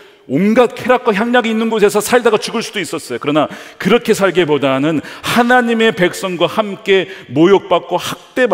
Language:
Korean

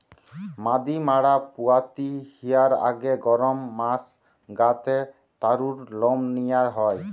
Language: Bangla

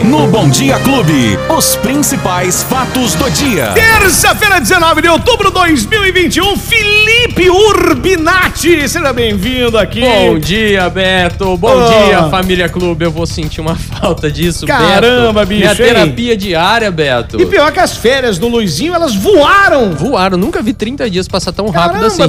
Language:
Portuguese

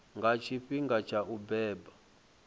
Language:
Venda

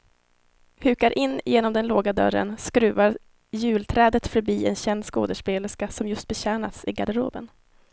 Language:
Swedish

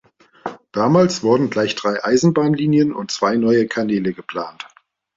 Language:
German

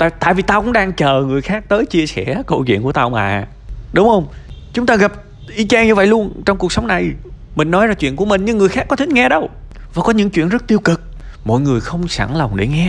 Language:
Vietnamese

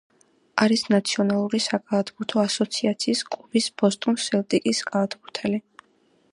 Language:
Georgian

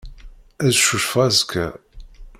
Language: Kabyle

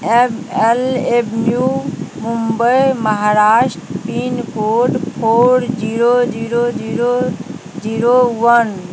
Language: Maithili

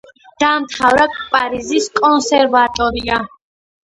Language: Georgian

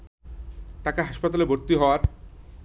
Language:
Bangla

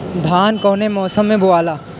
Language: Bhojpuri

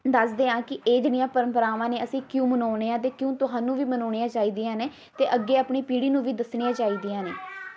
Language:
Punjabi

